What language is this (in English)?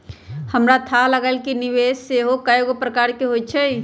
Magahi